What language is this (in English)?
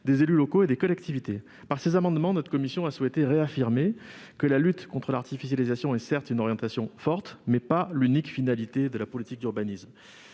French